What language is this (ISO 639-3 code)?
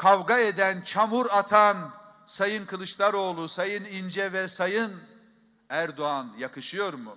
tur